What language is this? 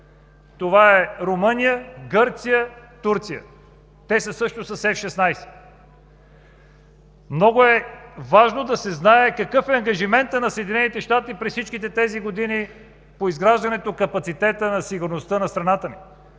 Bulgarian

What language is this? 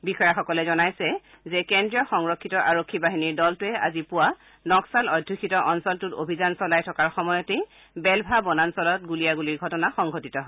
Assamese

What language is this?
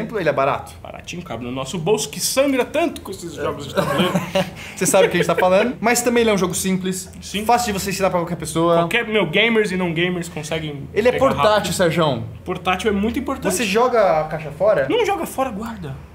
Portuguese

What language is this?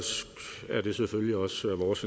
Danish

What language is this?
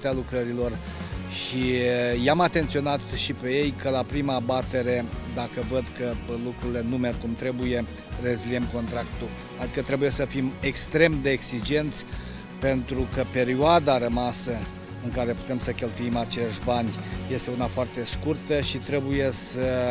Romanian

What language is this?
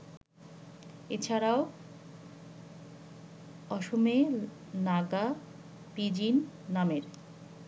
Bangla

